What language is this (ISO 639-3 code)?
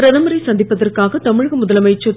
tam